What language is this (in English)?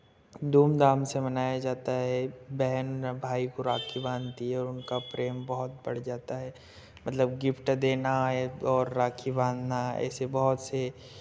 Hindi